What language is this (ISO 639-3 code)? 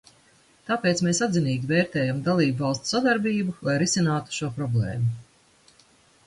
lav